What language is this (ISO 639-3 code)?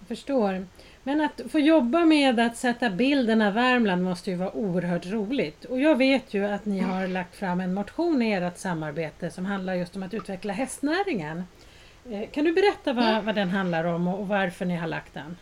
swe